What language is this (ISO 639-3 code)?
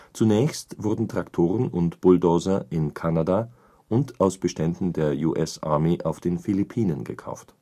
deu